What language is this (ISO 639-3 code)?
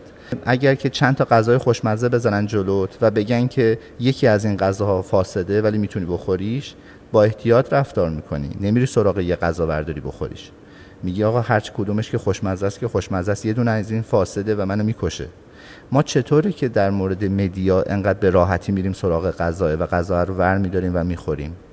fas